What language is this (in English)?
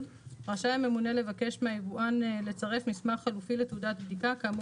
Hebrew